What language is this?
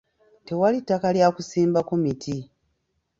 Ganda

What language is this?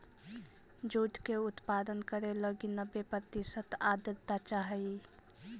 Magahi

